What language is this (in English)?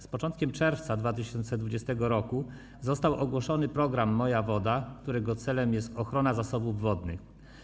Polish